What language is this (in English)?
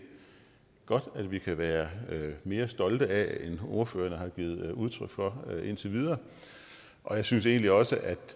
Danish